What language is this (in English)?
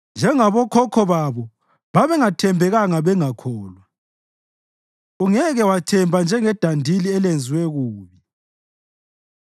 North Ndebele